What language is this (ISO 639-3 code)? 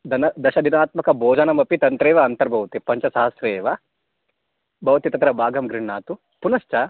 san